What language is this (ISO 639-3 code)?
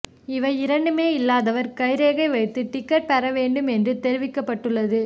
tam